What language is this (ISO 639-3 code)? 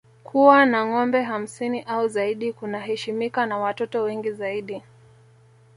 swa